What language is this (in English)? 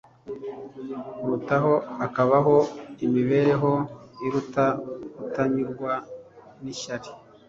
Kinyarwanda